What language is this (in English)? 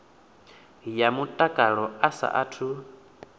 Venda